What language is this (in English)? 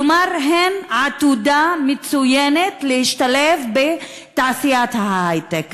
Hebrew